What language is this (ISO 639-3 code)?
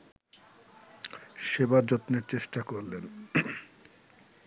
ben